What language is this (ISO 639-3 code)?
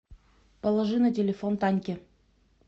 rus